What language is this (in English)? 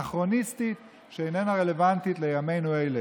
Hebrew